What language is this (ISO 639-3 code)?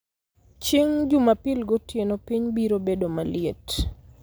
luo